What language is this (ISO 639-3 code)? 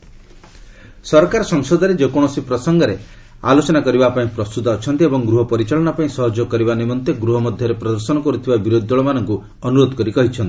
ori